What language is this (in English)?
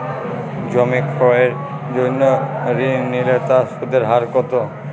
Bangla